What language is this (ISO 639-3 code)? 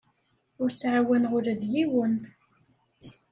kab